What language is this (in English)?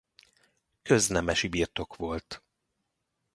Hungarian